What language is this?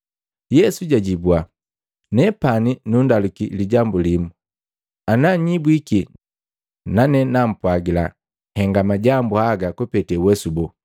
Matengo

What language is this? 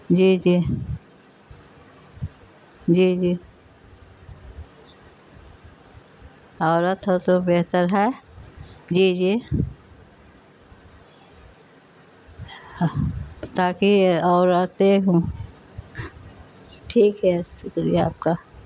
Urdu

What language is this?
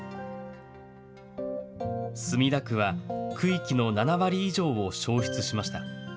Japanese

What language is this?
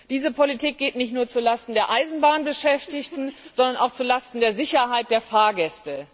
German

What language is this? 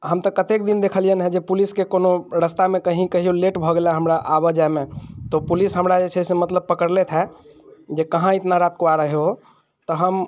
Maithili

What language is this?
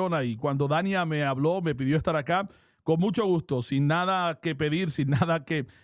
Spanish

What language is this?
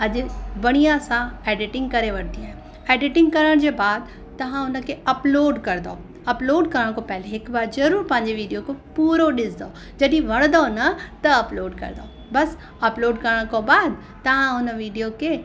Sindhi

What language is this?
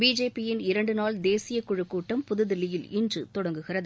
Tamil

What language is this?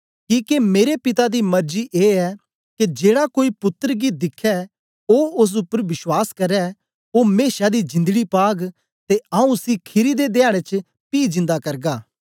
Dogri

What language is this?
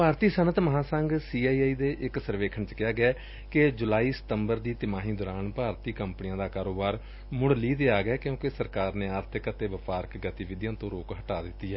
Punjabi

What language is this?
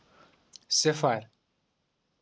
Kashmiri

